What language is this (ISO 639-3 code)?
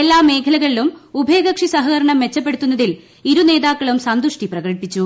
mal